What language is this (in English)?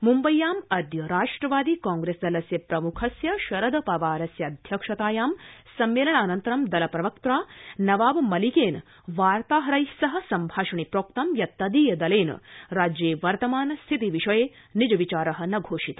Sanskrit